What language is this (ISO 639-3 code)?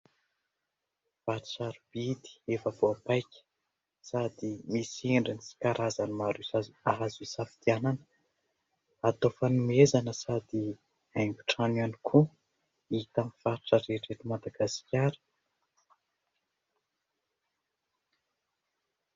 mlg